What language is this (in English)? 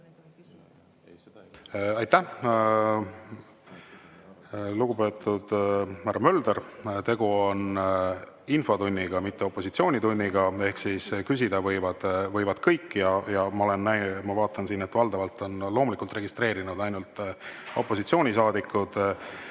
Estonian